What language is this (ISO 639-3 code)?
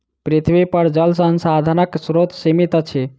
mai